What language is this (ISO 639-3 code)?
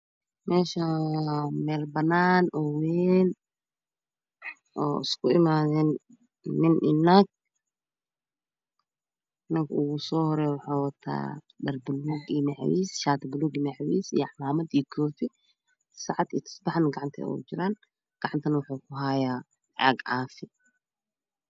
som